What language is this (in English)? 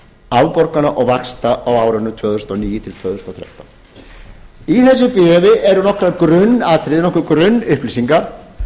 Icelandic